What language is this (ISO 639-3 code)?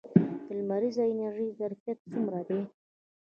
pus